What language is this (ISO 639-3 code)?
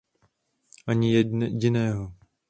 ces